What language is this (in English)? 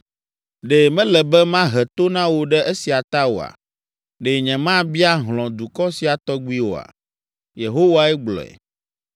Ewe